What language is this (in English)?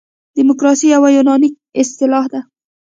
Pashto